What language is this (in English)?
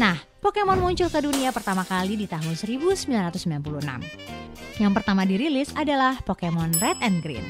Indonesian